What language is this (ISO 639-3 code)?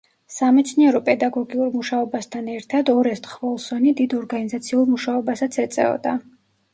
kat